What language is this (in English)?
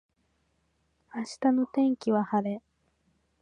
Japanese